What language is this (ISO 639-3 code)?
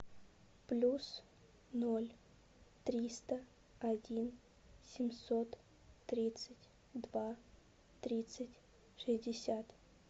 rus